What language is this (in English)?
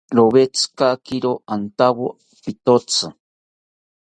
South Ucayali Ashéninka